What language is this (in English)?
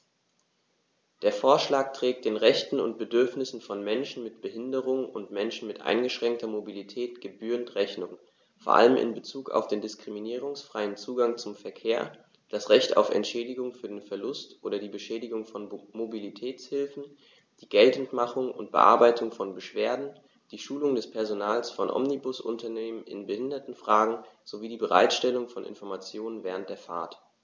German